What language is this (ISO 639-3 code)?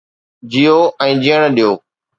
snd